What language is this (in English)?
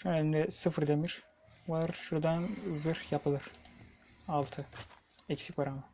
Turkish